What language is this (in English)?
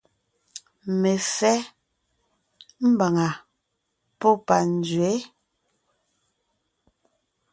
Ngiemboon